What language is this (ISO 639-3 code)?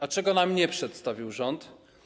pol